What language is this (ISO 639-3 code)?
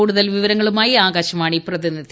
mal